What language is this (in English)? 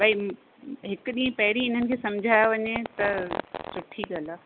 Sindhi